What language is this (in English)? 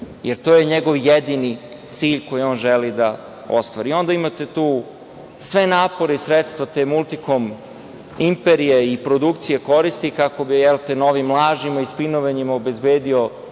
Serbian